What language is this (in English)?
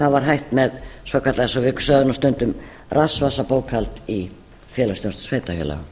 Icelandic